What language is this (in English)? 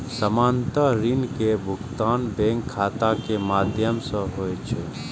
Maithili